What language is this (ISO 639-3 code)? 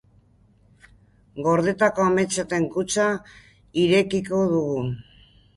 eus